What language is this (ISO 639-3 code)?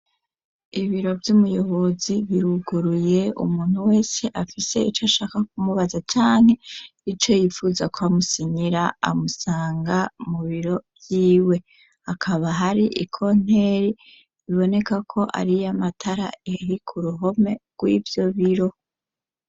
run